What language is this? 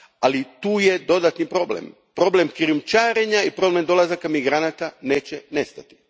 Croatian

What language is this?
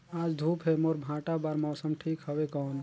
Chhattisgarhi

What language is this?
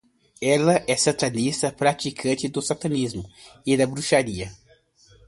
Portuguese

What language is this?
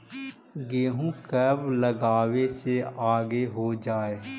Magahi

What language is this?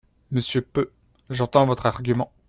French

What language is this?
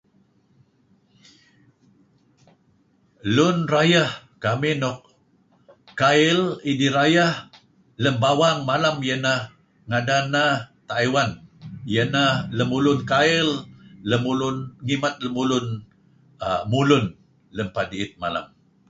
Kelabit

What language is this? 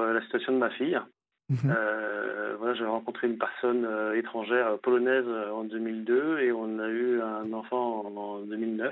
French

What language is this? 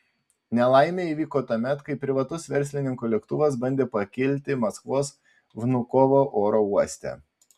Lithuanian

